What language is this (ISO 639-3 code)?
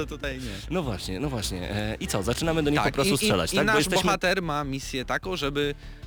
pol